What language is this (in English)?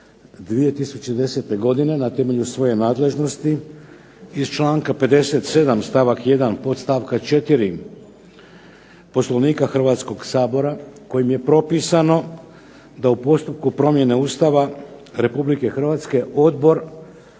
Croatian